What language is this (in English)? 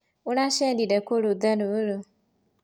Kikuyu